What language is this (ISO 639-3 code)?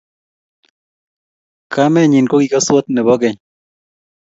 kln